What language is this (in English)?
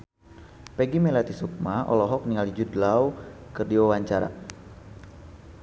Sundanese